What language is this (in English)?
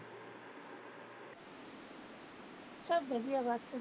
Punjabi